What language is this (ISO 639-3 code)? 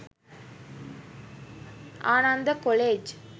sin